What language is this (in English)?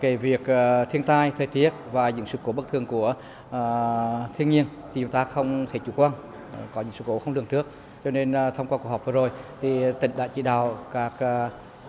Vietnamese